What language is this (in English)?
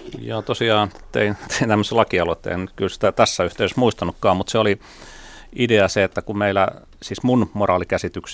Finnish